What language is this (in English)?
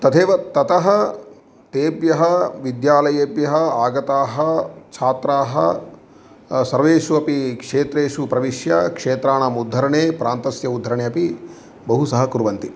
Sanskrit